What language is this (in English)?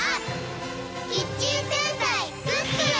Japanese